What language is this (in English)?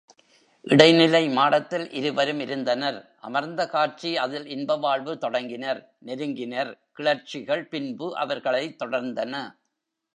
Tamil